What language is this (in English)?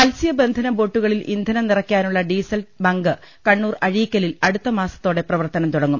Malayalam